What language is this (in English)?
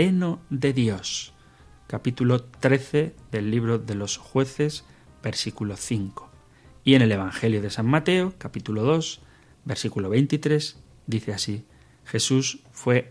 Spanish